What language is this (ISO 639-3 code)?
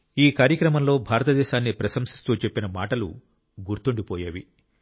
tel